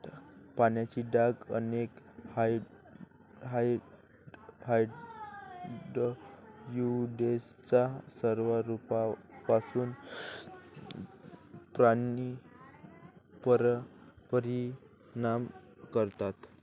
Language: Marathi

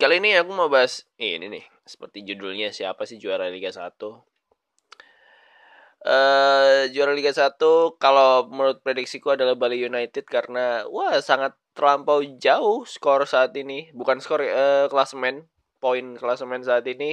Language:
Indonesian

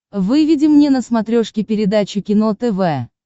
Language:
Russian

